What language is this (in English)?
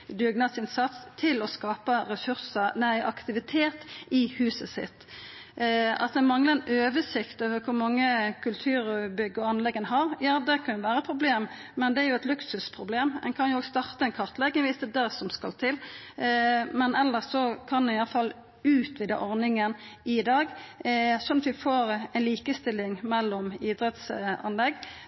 Norwegian Nynorsk